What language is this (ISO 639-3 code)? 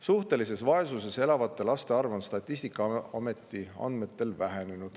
est